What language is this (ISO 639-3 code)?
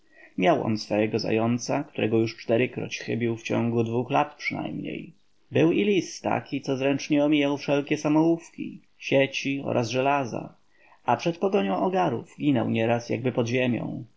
pol